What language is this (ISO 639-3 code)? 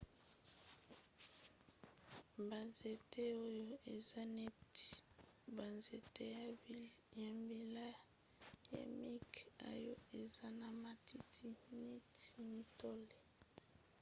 lin